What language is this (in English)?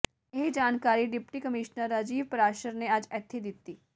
Punjabi